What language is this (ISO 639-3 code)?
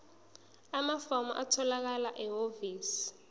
zul